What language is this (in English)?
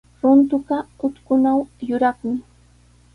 Sihuas Ancash Quechua